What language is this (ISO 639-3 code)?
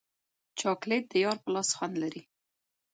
pus